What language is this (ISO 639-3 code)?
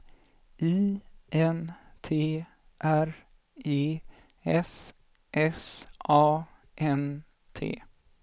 swe